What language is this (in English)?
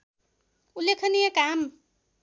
Nepali